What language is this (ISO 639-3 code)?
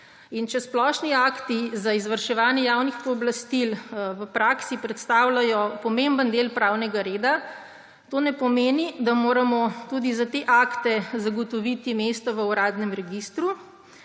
slv